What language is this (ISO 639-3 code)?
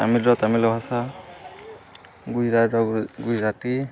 ori